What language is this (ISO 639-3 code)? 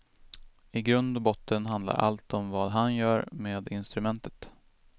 swe